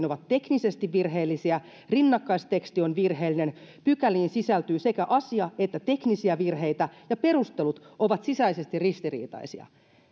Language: Finnish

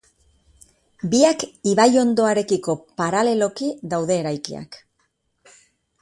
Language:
Basque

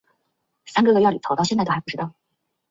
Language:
Chinese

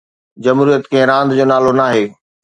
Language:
Sindhi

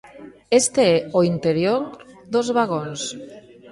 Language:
Galician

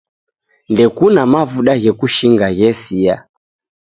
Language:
Taita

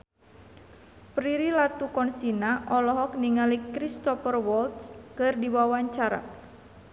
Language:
Sundanese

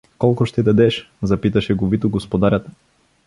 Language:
Bulgarian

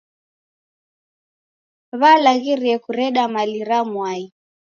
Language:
Taita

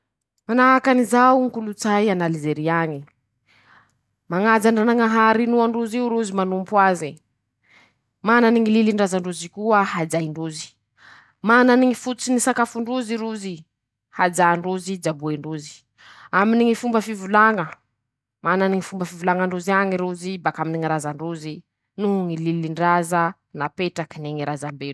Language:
Masikoro Malagasy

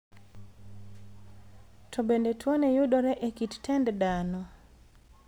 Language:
Luo (Kenya and Tanzania)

